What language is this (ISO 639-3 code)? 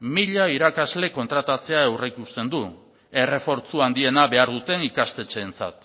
eus